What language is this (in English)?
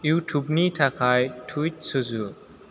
Bodo